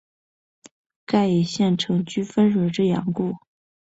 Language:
Chinese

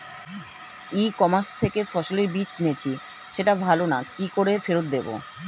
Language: Bangla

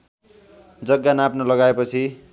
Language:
Nepali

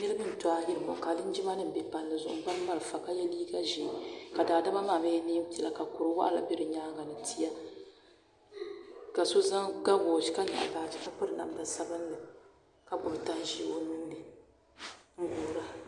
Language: Dagbani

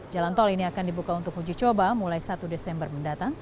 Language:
Indonesian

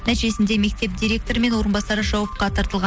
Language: Kazakh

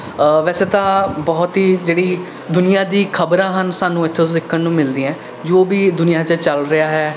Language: Punjabi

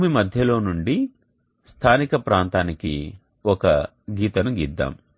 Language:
Telugu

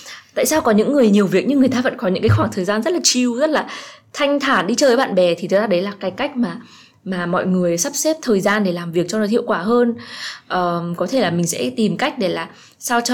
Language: Vietnamese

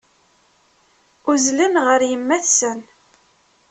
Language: Kabyle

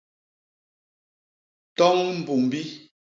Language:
Basaa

